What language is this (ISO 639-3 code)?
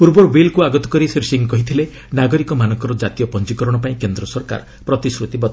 ori